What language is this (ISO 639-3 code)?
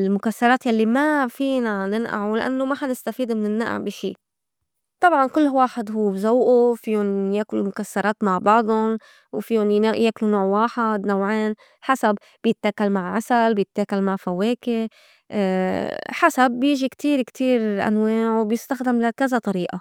apc